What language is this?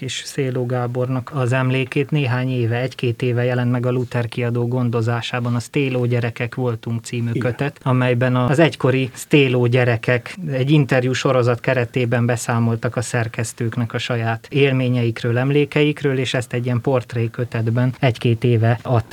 Hungarian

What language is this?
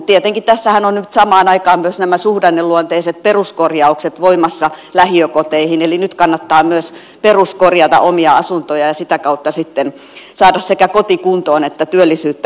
Finnish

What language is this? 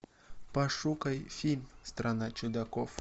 Russian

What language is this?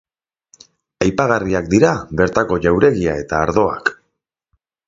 Basque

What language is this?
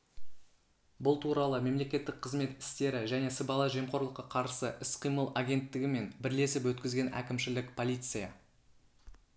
Kazakh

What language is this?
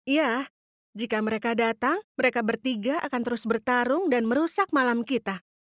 Indonesian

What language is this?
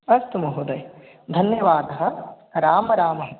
Sanskrit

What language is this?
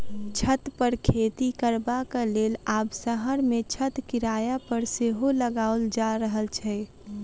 Maithili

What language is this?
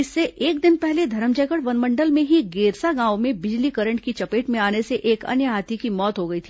Hindi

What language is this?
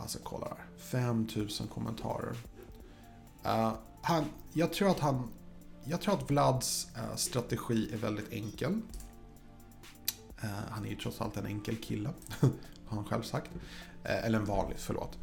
Swedish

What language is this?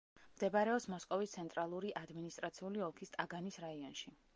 Georgian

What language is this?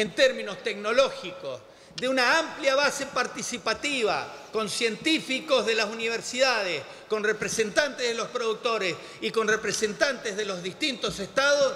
Spanish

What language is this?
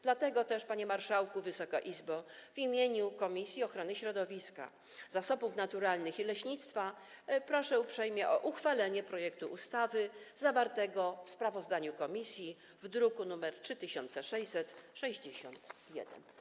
Polish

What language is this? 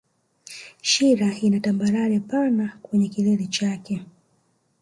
Swahili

